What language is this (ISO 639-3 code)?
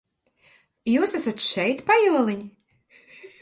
lav